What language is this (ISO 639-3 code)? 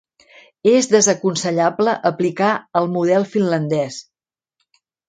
cat